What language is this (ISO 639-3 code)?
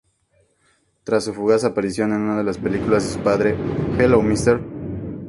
spa